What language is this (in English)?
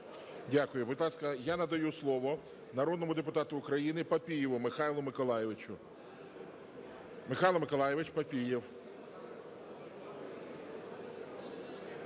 Ukrainian